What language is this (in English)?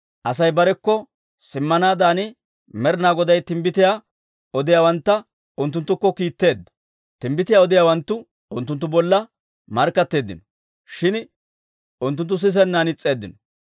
Dawro